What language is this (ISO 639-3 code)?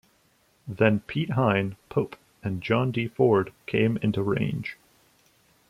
eng